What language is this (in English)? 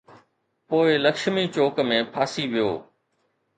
Sindhi